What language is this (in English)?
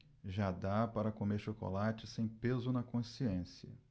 Portuguese